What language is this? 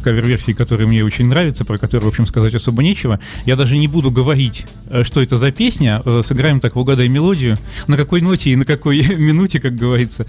Russian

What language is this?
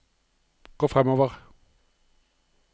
Norwegian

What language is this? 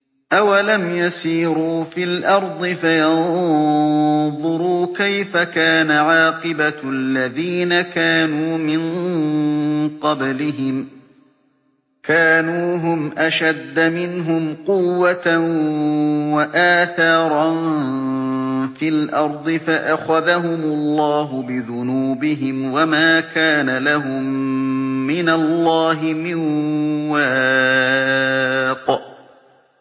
Arabic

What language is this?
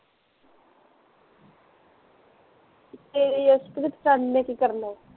Punjabi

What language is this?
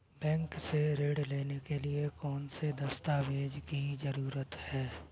Hindi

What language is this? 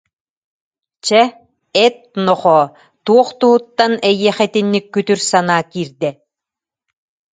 Yakut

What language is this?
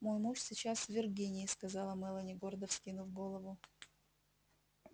Russian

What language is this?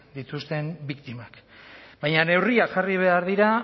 Basque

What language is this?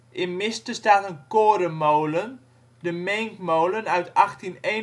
Dutch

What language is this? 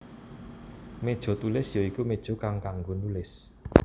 Javanese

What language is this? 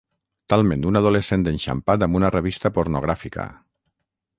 Catalan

